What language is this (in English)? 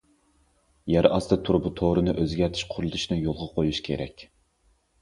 Uyghur